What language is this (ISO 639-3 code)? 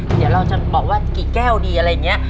tha